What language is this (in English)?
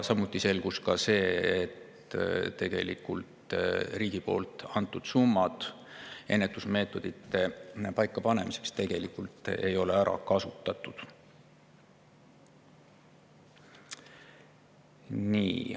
Estonian